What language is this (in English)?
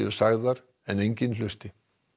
Icelandic